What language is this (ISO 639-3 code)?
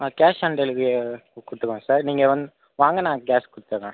tam